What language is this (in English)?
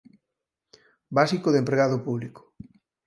Galician